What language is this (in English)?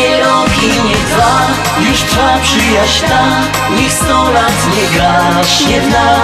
Polish